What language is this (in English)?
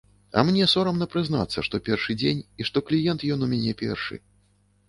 Belarusian